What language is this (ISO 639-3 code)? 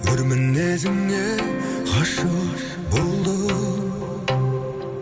kaz